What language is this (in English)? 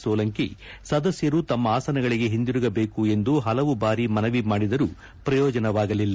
Kannada